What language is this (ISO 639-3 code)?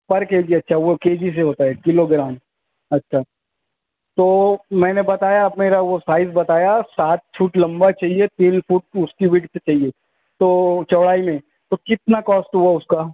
urd